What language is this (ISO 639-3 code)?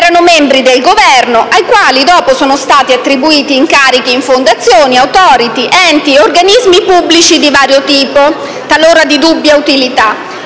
ita